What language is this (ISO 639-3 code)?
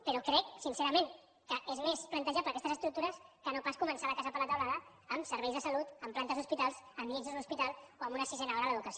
cat